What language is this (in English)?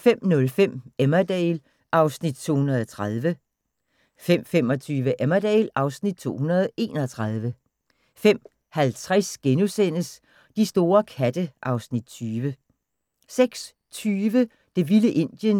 Danish